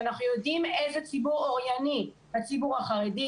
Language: Hebrew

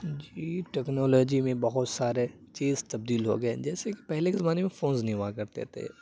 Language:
Urdu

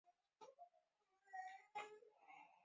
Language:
Chinese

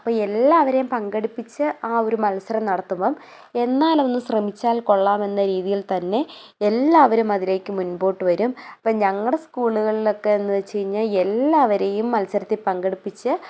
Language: Malayalam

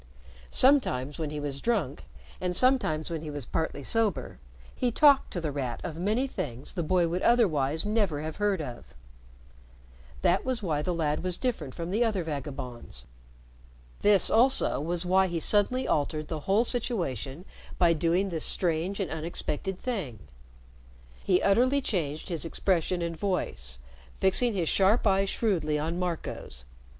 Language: English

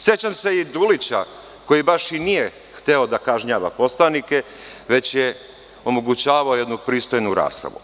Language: Serbian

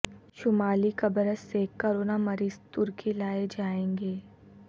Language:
Urdu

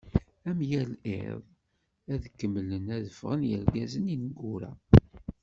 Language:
Kabyle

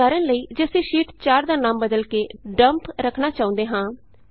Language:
Punjabi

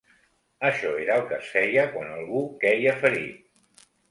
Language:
Catalan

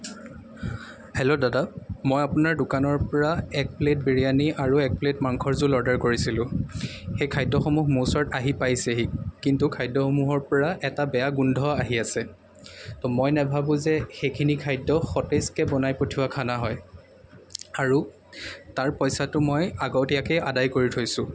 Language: Assamese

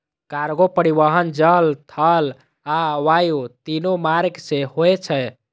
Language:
Maithili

